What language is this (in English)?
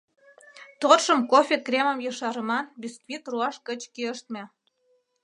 Mari